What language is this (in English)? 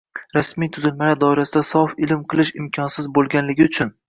Uzbek